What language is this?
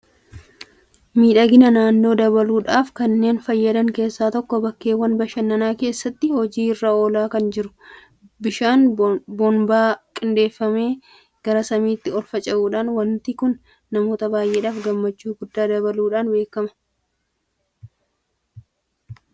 Oromo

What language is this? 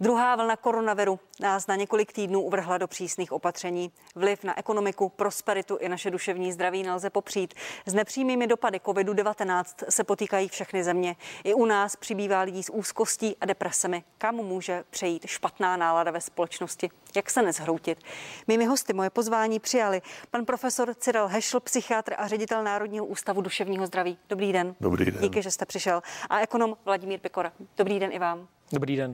Czech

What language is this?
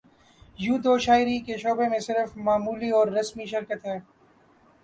Urdu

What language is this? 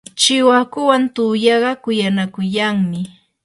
Yanahuanca Pasco Quechua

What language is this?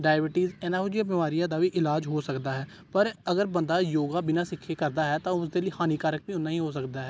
Punjabi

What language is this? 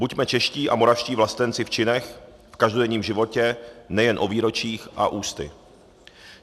Czech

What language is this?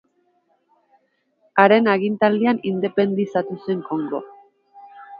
Basque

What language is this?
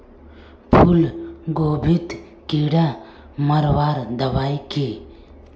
Magahi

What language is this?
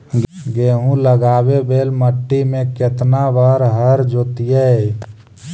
Magahi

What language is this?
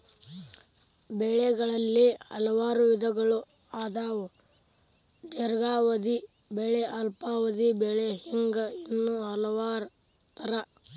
Kannada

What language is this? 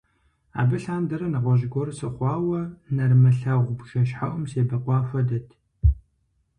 Kabardian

